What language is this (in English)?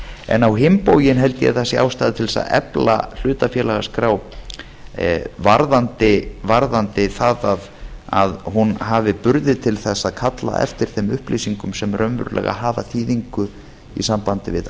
Icelandic